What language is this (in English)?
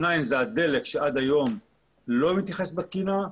Hebrew